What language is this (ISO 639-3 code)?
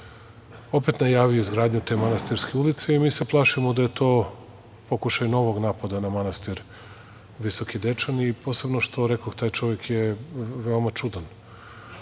srp